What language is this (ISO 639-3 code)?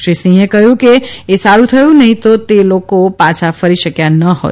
guj